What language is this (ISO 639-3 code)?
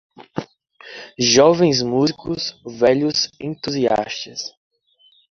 por